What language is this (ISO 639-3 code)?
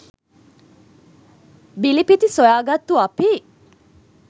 sin